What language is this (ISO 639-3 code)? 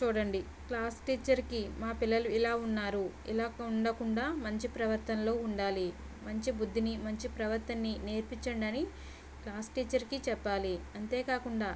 tel